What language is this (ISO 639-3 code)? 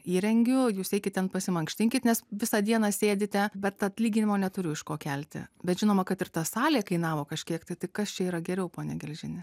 lit